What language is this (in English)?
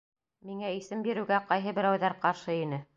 Bashkir